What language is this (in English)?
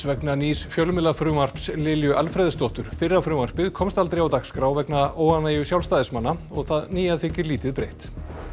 Icelandic